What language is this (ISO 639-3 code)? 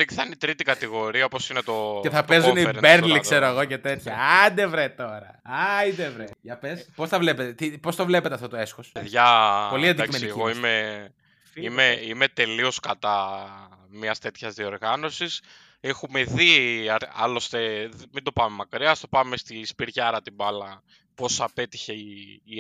ell